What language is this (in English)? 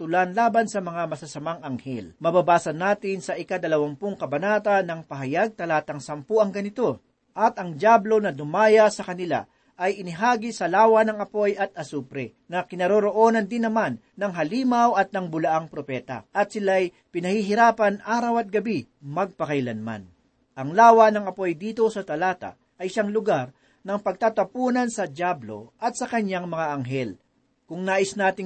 Filipino